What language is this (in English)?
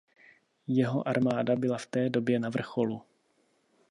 Czech